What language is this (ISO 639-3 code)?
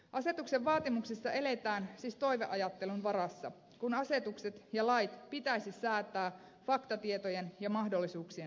fin